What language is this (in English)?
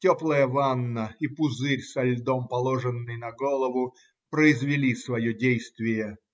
Russian